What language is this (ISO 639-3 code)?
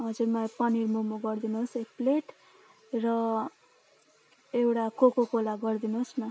nep